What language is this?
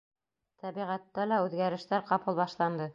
Bashkir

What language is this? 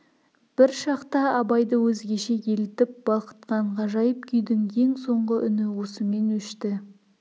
Kazakh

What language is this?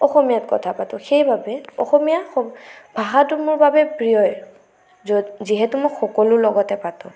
Assamese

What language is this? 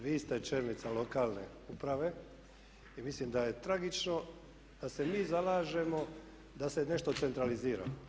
Croatian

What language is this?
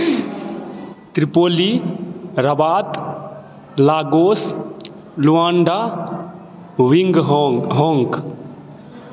Maithili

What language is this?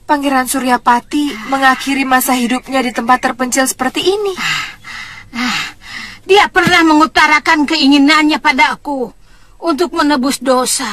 Indonesian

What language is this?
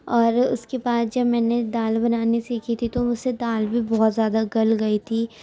Urdu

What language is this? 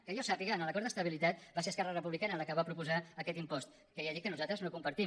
Catalan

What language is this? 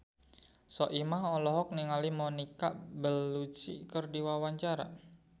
Sundanese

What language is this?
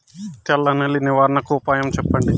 Telugu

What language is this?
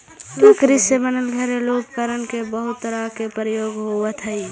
Magahi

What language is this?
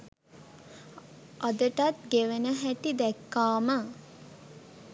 Sinhala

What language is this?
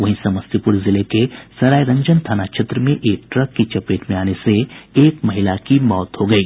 Hindi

